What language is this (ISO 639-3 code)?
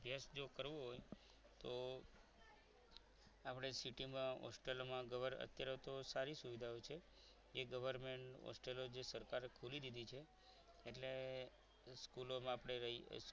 guj